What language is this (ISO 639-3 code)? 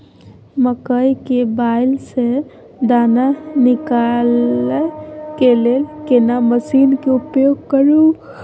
mai